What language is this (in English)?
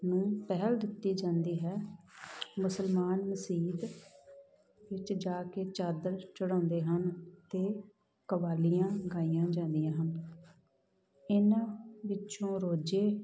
Punjabi